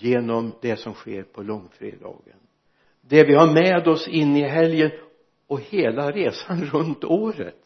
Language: Swedish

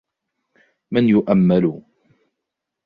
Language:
Arabic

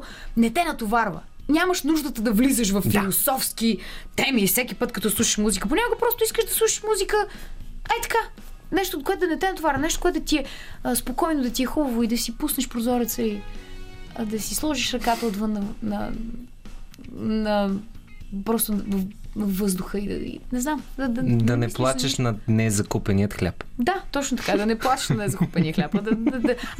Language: Bulgarian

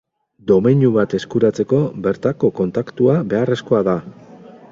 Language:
Basque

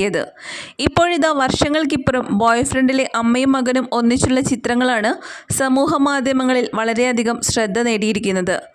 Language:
Malayalam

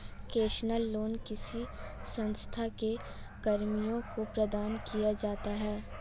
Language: Hindi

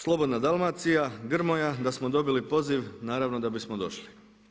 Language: Croatian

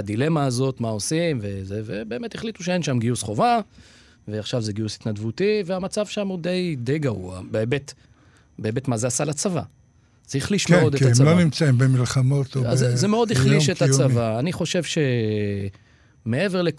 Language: Hebrew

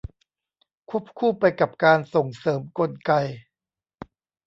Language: Thai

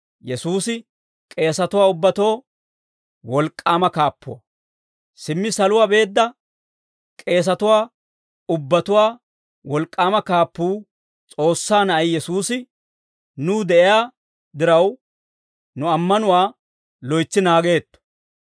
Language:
Dawro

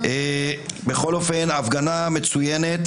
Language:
Hebrew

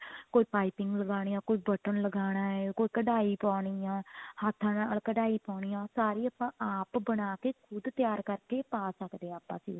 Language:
Punjabi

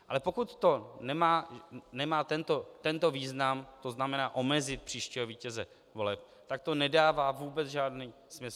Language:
Czech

